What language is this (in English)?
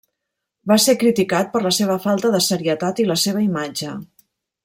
Catalan